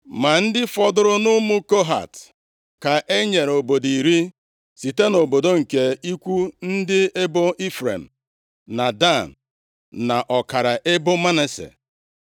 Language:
Igbo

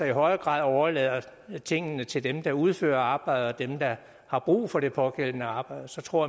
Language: Danish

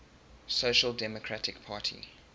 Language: English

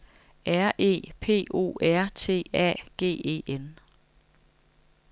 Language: Danish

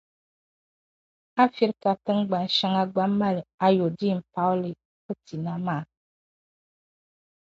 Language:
Dagbani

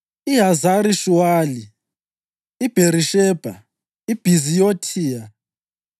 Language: North Ndebele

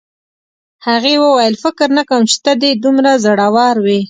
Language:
Pashto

